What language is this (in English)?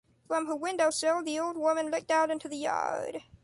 English